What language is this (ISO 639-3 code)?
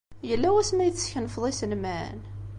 kab